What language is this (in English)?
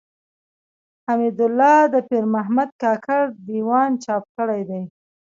Pashto